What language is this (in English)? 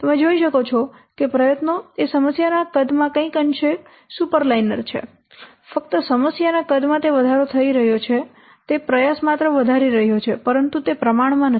Gujarati